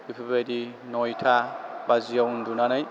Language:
Bodo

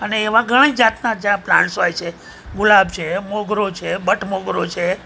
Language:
Gujarati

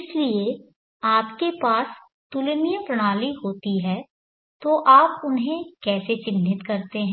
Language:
Hindi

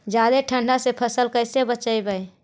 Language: Magahi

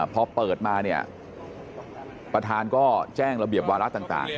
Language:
Thai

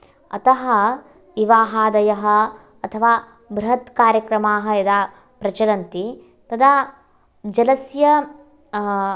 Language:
Sanskrit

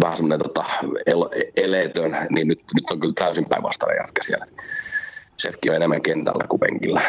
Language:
Finnish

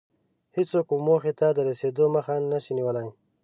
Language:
Pashto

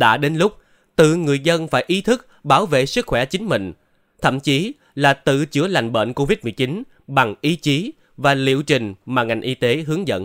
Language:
Vietnamese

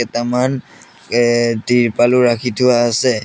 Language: Assamese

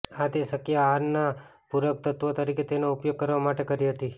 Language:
Gujarati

